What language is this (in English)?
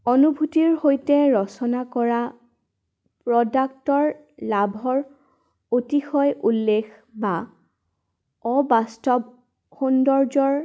Assamese